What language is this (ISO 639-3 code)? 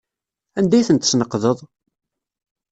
kab